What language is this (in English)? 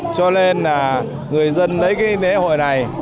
Vietnamese